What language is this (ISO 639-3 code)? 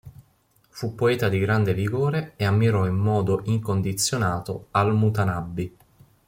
ita